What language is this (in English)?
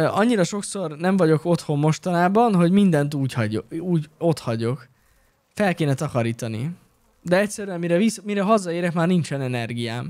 Hungarian